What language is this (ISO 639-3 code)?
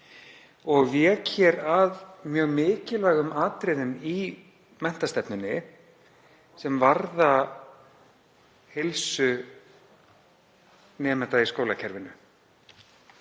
isl